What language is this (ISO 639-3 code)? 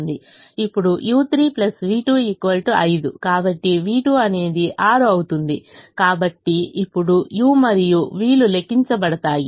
tel